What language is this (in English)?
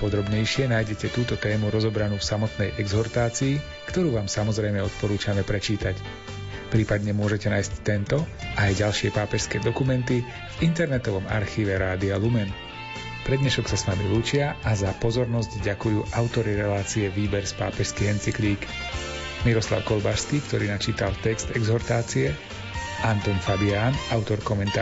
Slovak